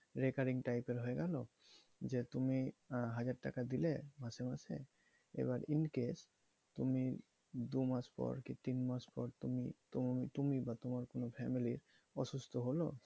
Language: Bangla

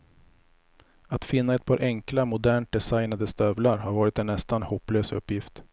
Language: Swedish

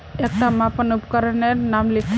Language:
Magahi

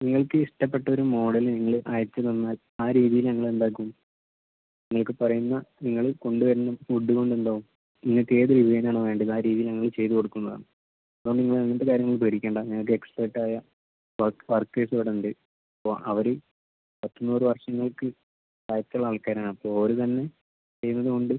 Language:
Malayalam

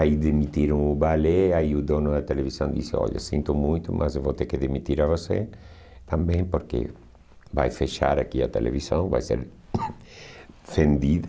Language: Portuguese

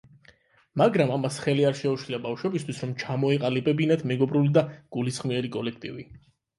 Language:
Georgian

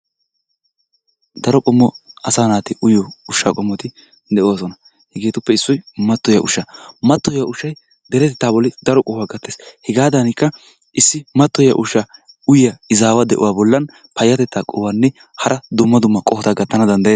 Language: Wolaytta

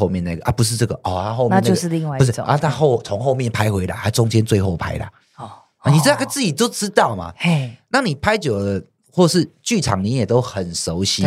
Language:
Chinese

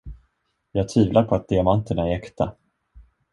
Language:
Swedish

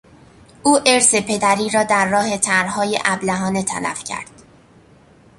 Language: Persian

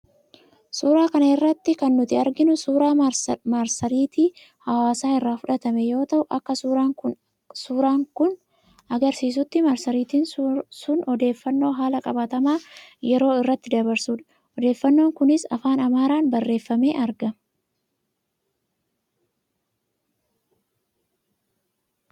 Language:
Oromo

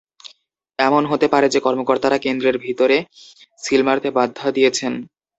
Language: Bangla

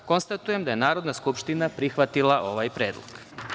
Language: Serbian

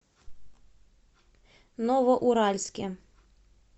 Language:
Russian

